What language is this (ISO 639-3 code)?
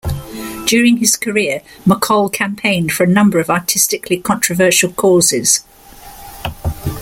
eng